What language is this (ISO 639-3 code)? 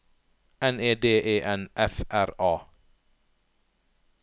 nor